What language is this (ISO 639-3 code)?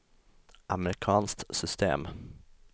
swe